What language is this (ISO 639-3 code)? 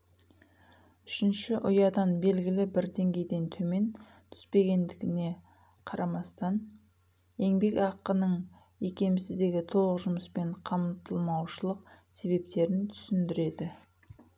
kaz